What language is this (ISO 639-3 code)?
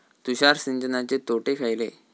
mar